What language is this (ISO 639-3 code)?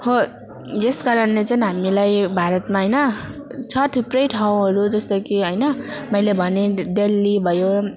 nep